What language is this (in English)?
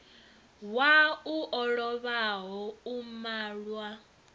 Venda